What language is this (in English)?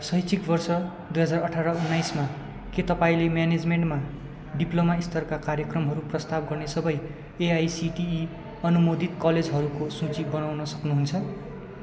Nepali